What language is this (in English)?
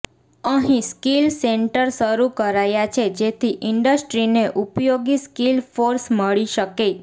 Gujarati